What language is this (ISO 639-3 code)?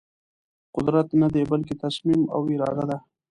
pus